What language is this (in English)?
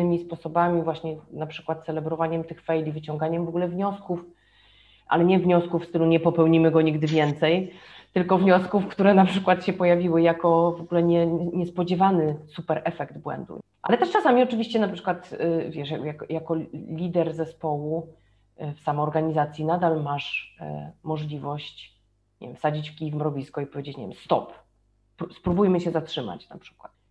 Polish